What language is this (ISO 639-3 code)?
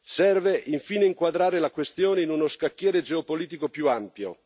ita